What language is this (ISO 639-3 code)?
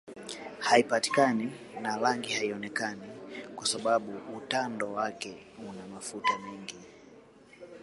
swa